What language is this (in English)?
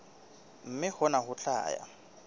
Southern Sotho